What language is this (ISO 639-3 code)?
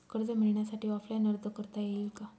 mar